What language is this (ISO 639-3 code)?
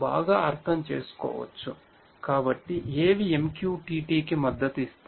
tel